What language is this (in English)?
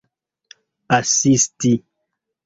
Esperanto